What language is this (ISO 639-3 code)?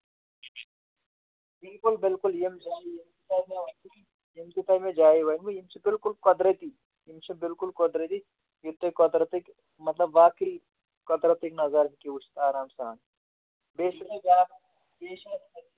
kas